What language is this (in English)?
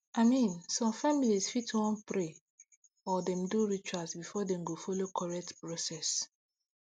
Nigerian Pidgin